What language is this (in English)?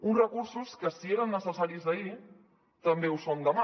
Catalan